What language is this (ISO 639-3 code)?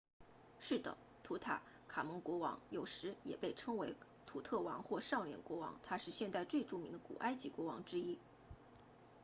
zho